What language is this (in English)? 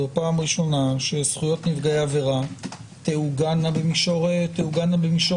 Hebrew